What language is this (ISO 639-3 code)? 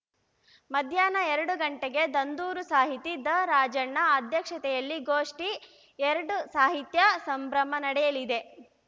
kan